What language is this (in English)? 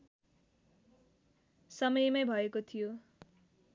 Nepali